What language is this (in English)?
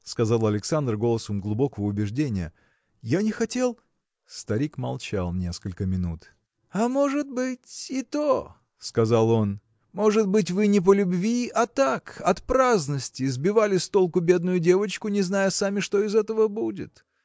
Russian